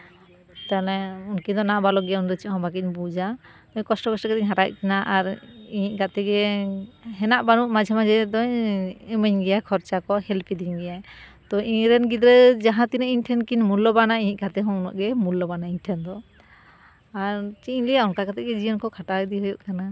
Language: Santali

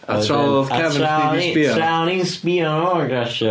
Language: Welsh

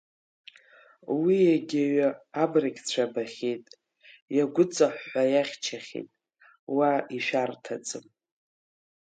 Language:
Abkhazian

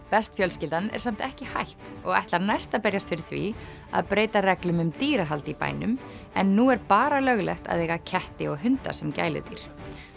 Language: Icelandic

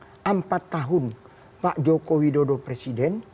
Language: Indonesian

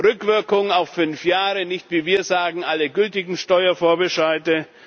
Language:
German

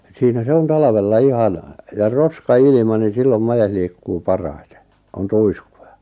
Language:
Finnish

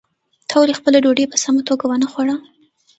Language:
Pashto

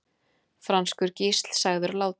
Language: Icelandic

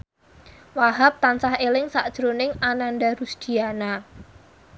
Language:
Javanese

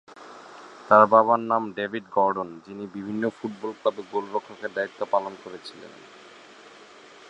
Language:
Bangla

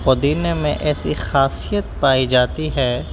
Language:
Urdu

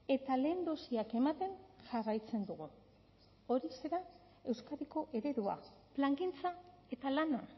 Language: Basque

